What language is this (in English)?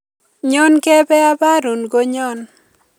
Kalenjin